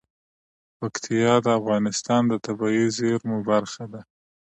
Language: Pashto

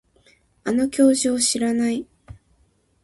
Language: Japanese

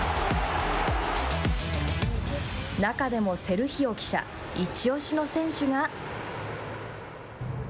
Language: Japanese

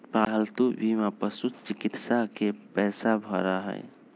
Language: Magahi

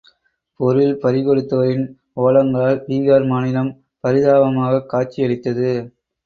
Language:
Tamil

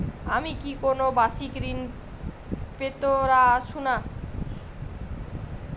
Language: Bangla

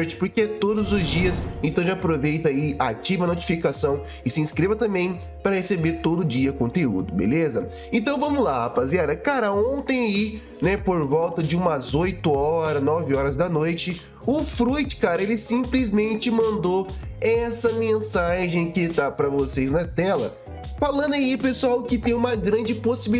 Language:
Portuguese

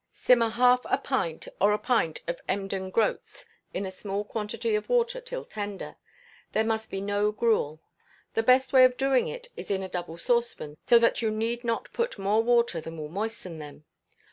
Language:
English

